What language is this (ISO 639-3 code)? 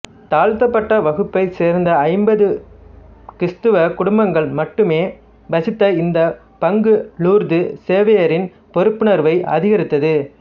tam